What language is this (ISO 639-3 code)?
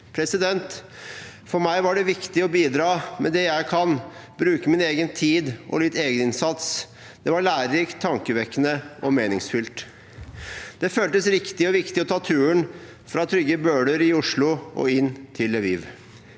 nor